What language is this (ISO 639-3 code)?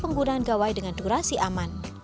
ind